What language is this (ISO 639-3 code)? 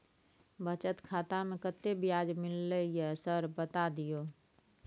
mai